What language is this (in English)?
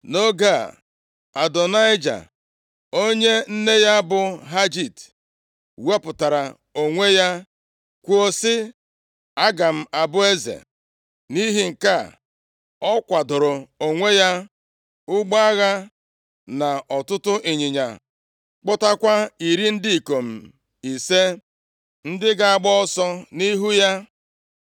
Igbo